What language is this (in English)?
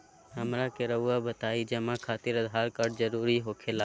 Magahi